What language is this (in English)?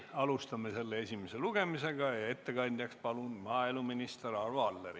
Estonian